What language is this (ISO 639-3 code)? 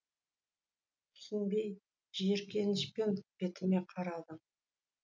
kaz